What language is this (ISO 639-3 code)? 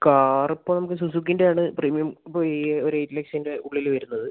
mal